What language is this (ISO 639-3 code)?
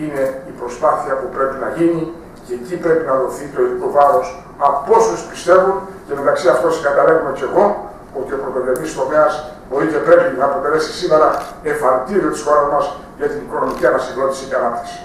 ell